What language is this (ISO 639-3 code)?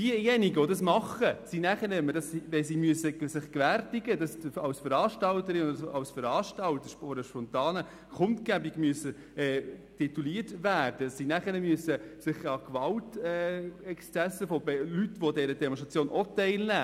gsw